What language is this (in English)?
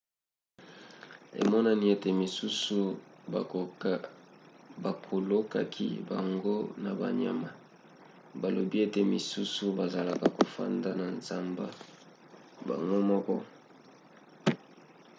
Lingala